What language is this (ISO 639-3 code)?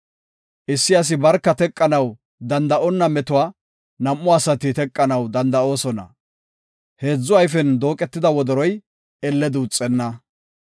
gof